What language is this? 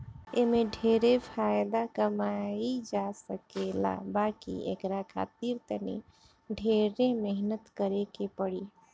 Bhojpuri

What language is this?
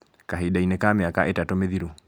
Kikuyu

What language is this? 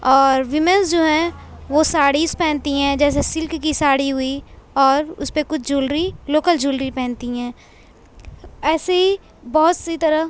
Urdu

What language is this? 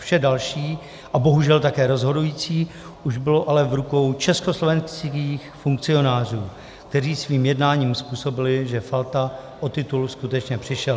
Czech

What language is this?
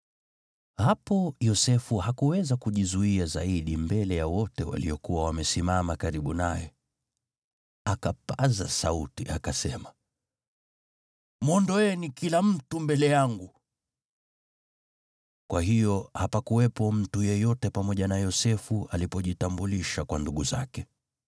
Swahili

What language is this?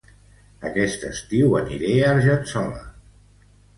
Catalan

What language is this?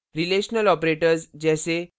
Hindi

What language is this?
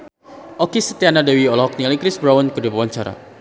Sundanese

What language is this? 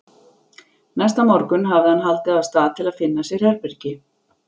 Icelandic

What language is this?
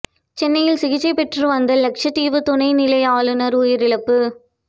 Tamil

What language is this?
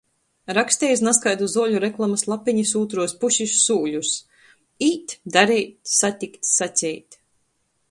Latgalian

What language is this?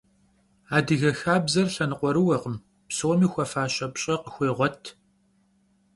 Kabardian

